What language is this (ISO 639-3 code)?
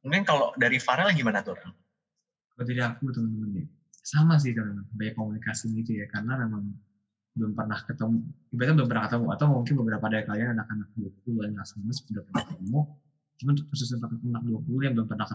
ind